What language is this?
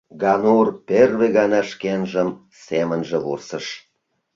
Mari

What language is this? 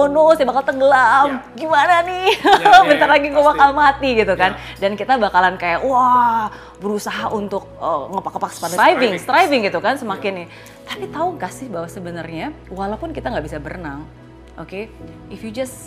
Indonesian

